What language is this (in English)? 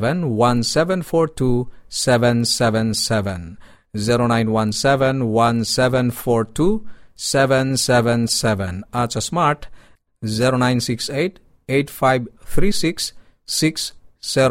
Filipino